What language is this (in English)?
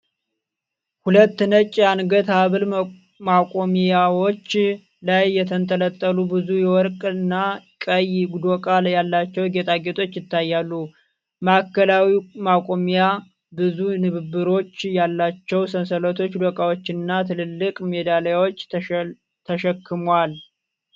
Amharic